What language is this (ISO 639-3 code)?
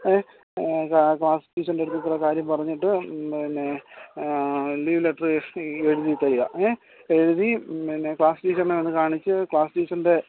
mal